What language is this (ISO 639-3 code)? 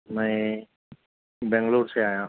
urd